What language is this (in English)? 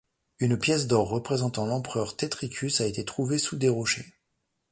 French